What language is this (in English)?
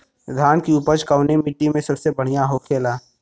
Bhojpuri